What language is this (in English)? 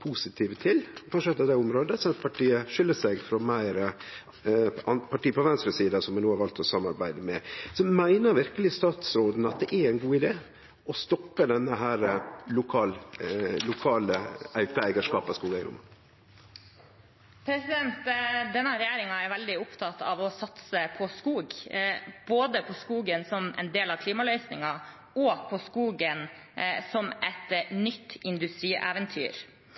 Norwegian